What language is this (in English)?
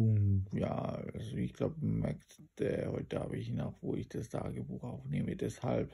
German